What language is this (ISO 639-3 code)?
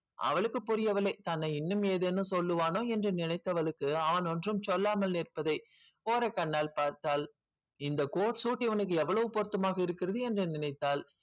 tam